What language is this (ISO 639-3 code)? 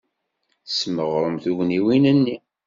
kab